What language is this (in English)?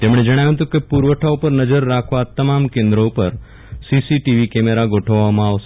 Gujarati